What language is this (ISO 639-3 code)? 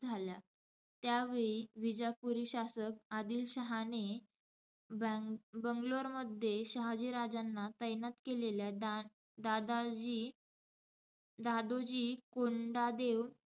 mar